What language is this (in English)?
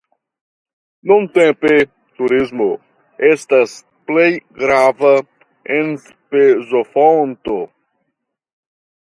Esperanto